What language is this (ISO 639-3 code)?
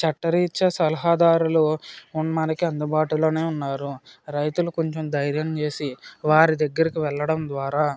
tel